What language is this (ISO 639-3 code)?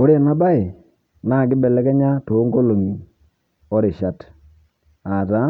mas